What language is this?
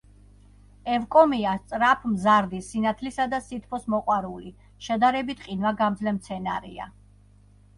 Georgian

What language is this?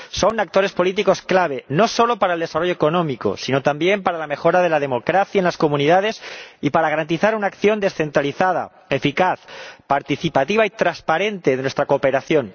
Spanish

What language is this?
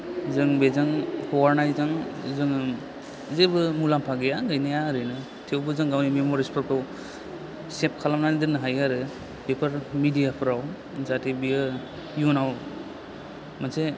Bodo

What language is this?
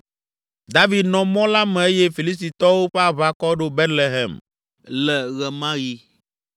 Ewe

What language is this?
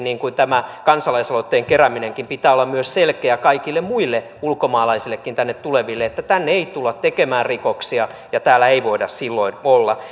Finnish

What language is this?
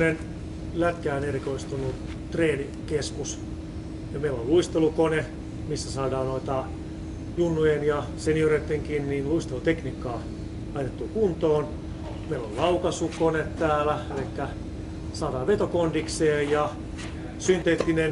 Finnish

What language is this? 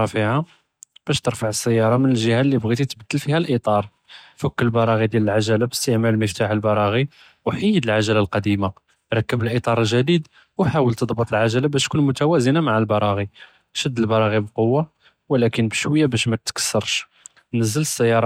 Judeo-Arabic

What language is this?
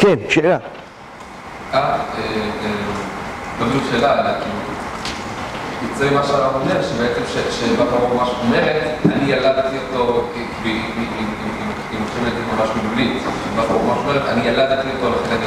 Hebrew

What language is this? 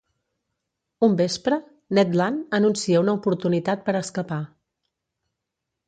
Catalan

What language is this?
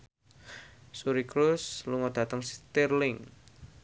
Javanese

